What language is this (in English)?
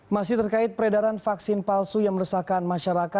Indonesian